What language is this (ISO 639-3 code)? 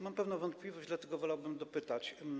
pol